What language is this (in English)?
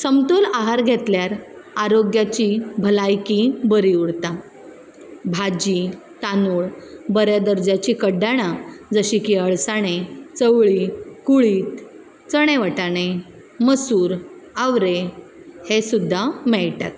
Konkani